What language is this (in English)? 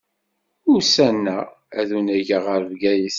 Kabyle